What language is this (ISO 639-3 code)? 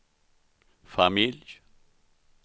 swe